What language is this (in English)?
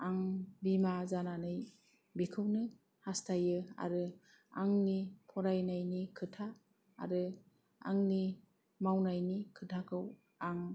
Bodo